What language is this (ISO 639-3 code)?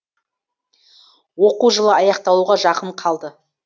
kaz